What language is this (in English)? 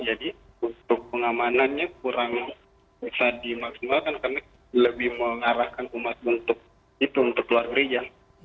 Indonesian